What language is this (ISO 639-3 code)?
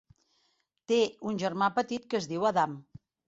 cat